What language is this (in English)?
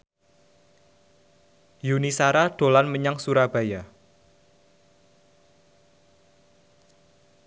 Javanese